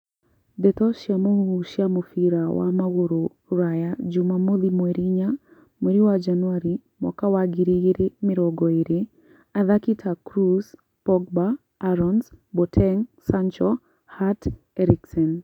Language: Kikuyu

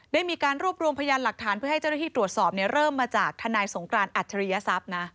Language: Thai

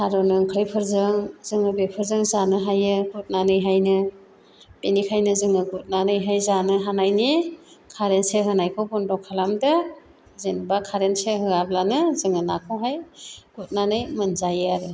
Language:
Bodo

